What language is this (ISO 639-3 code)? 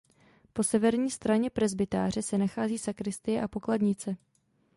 ces